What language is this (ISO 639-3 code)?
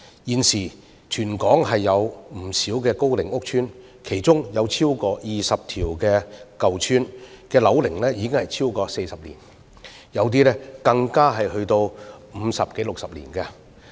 yue